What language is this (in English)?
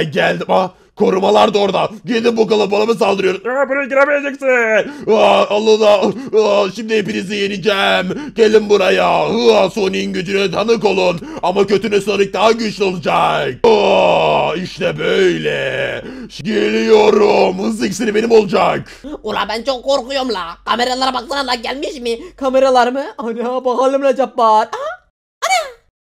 Turkish